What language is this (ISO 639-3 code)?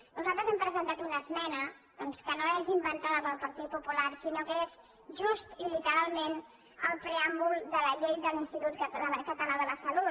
cat